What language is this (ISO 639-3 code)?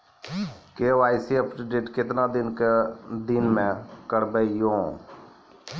mai